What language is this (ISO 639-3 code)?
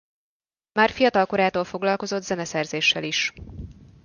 hun